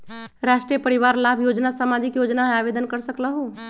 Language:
Magahi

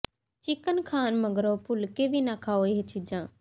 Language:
Punjabi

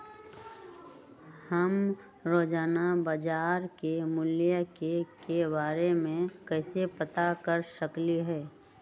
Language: Magahi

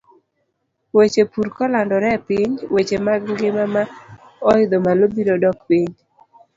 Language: Luo (Kenya and Tanzania)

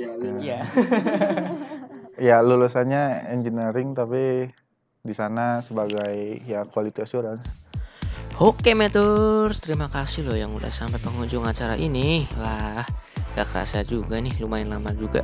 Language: Indonesian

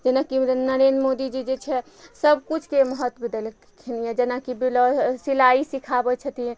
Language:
Maithili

